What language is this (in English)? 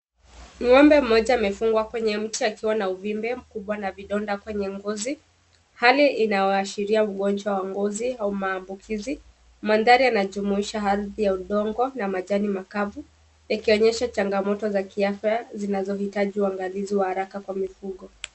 Swahili